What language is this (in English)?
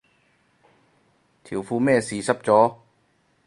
Cantonese